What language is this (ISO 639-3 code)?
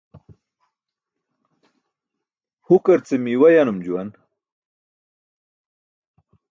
bsk